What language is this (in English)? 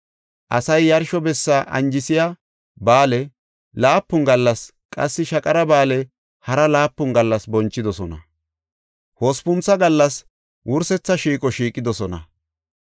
Gofa